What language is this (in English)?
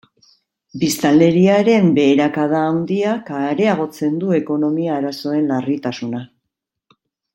Basque